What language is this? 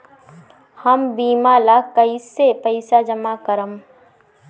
Bhojpuri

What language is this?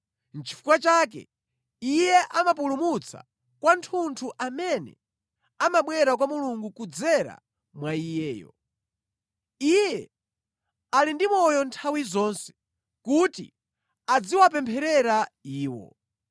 Nyanja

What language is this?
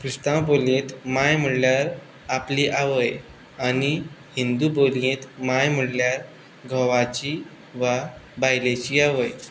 Konkani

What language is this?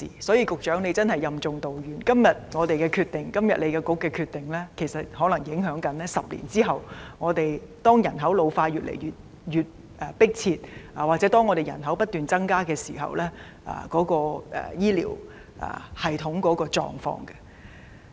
Cantonese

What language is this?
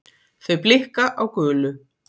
Icelandic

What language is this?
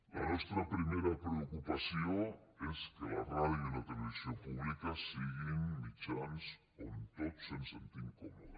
Catalan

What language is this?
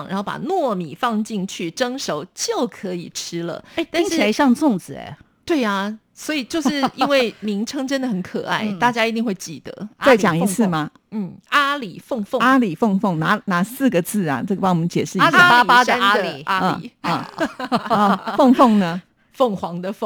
Chinese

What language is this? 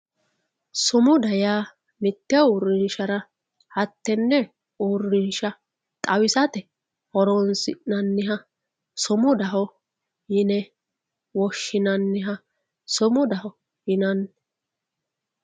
Sidamo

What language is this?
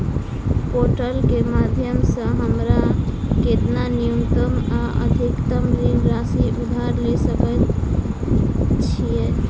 Maithili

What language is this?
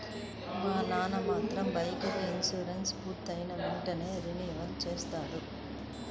Telugu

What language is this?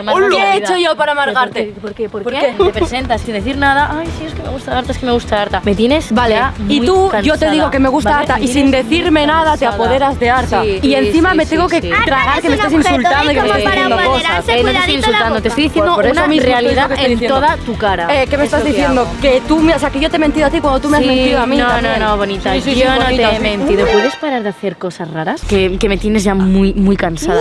Spanish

